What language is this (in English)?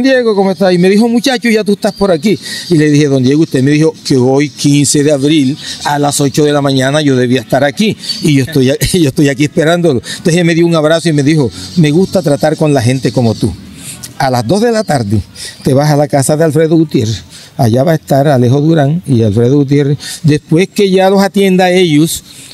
Spanish